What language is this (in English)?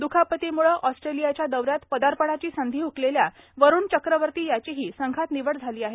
Marathi